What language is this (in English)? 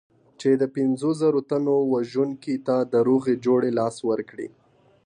Pashto